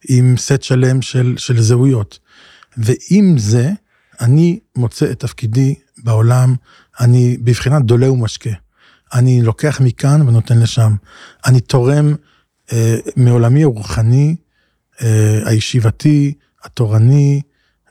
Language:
Hebrew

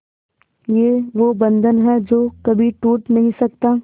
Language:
Hindi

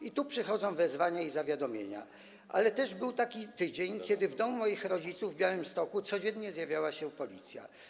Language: Polish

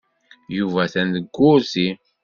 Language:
Kabyle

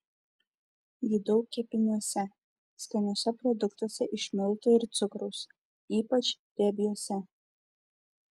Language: Lithuanian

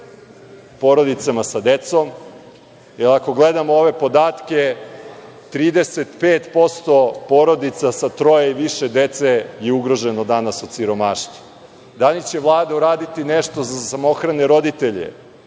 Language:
Serbian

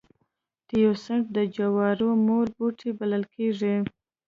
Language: Pashto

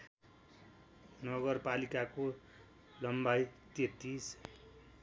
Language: Nepali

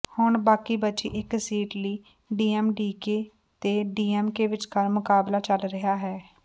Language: Punjabi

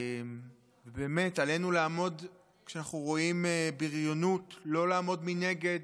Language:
Hebrew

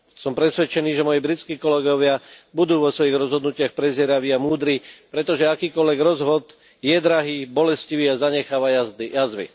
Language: Slovak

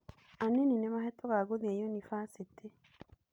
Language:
Kikuyu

